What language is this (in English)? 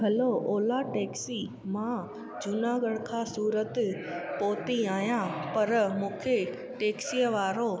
Sindhi